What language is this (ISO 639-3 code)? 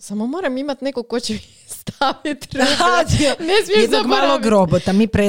hrv